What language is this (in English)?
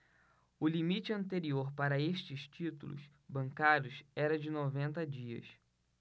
Portuguese